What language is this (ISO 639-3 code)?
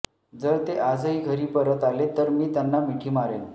mar